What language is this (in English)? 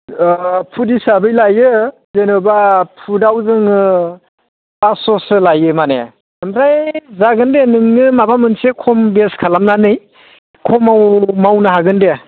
Bodo